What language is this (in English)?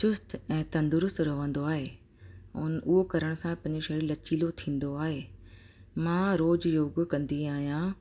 Sindhi